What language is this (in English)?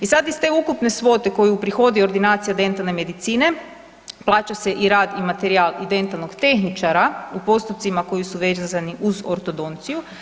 Croatian